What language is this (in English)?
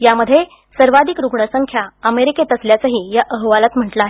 Marathi